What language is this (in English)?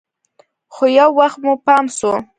Pashto